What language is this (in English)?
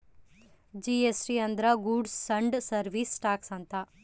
Kannada